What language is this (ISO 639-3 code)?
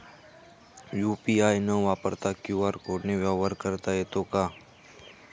mar